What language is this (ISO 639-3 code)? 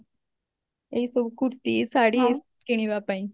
ori